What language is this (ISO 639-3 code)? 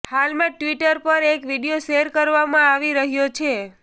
guj